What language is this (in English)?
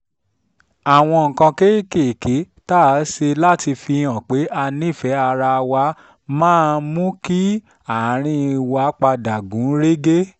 Yoruba